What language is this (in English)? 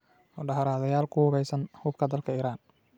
Somali